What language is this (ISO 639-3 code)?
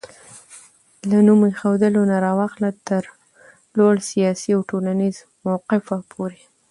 pus